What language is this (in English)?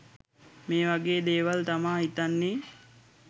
Sinhala